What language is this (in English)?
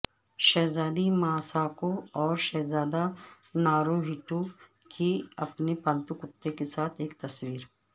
Urdu